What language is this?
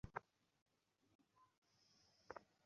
Bangla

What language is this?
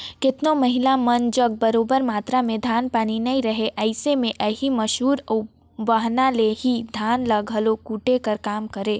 Chhattisgarhi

